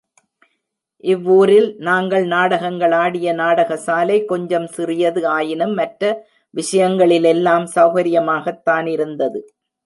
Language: Tamil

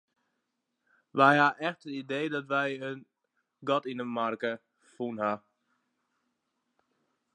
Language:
Western Frisian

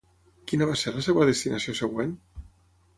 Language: Catalan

